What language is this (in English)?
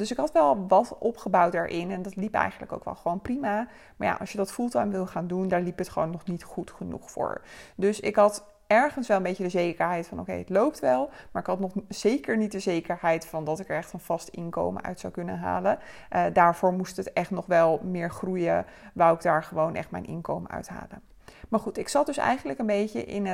Dutch